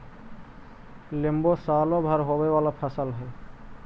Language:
Magahi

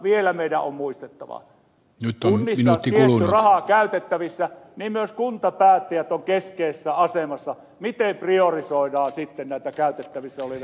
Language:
Finnish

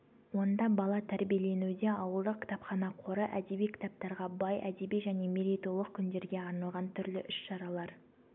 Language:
Kazakh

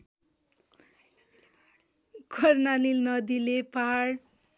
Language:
Nepali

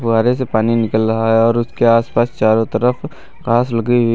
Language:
Hindi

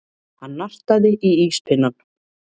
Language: Icelandic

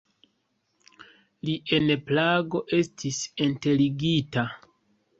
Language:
Esperanto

